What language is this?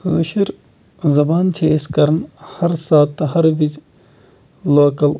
Kashmiri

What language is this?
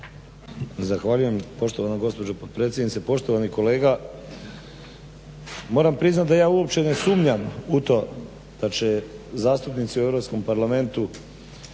Croatian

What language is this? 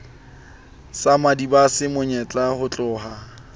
Southern Sotho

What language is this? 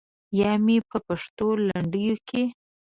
Pashto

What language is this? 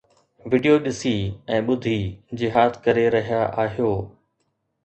Sindhi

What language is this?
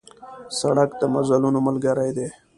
Pashto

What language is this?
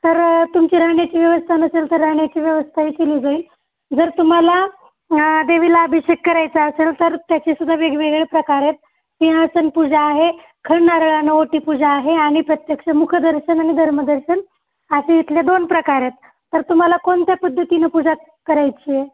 Marathi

